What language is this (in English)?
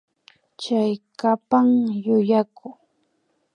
Imbabura Highland Quichua